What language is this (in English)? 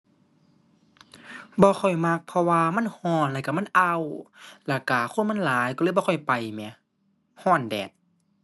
Thai